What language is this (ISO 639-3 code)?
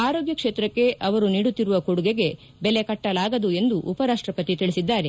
kan